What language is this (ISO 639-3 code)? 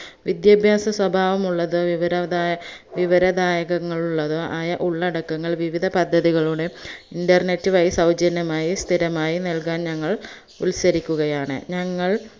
mal